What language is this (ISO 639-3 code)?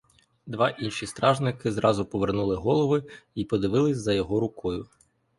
ukr